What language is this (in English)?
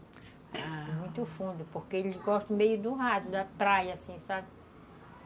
Portuguese